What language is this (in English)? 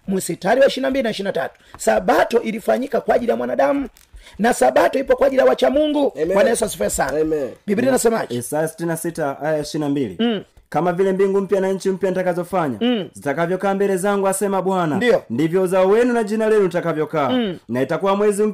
Swahili